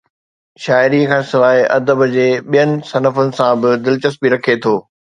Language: Sindhi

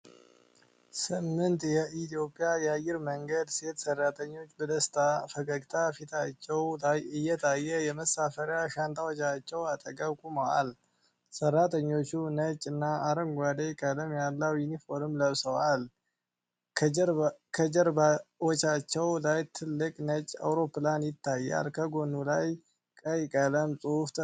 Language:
Amharic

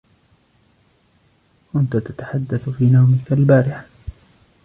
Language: Arabic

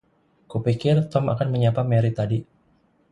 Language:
Indonesian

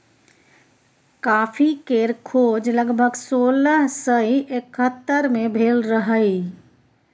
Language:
Maithili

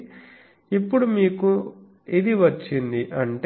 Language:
Telugu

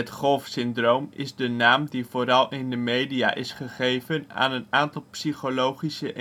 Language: Dutch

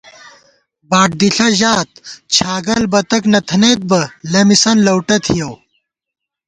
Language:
Gawar-Bati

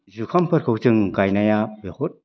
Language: Bodo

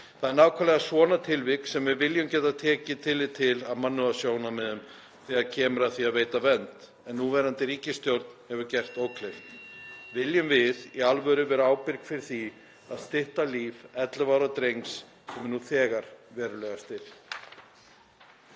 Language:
Icelandic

